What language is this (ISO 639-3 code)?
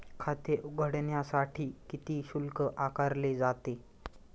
mar